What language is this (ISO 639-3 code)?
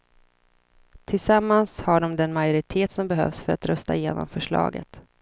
swe